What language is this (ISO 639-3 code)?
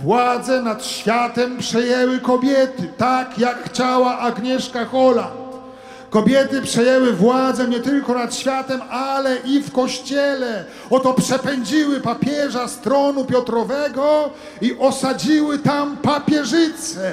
pol